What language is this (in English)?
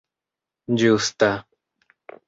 Esperanto